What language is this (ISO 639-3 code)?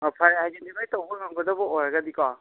mni